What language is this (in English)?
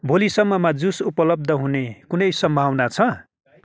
Nepali